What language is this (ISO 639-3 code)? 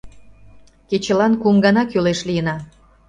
chm